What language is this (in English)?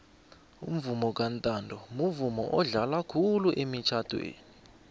South Ndebele